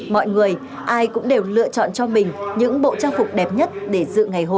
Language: Vietnamese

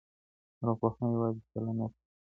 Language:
Pashto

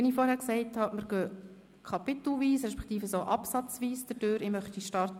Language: Swiss German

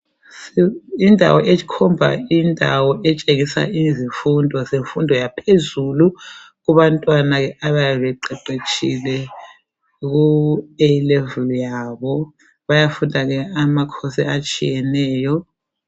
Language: North Ndebele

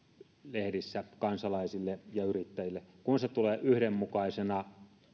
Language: Finnish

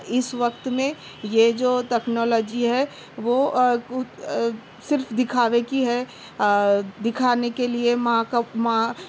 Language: Urdu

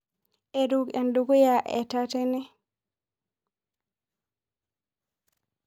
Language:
Masai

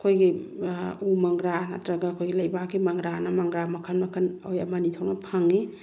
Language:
Manipuri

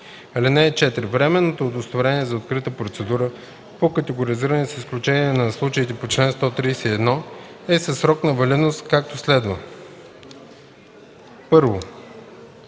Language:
Bulgarian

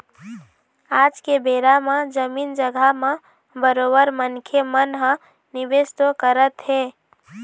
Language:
Chhattisgarhi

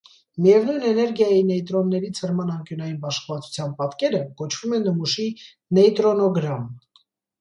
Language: Armenian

